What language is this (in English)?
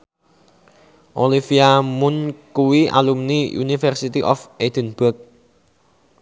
Javanese